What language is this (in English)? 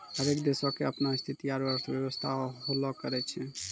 Maithili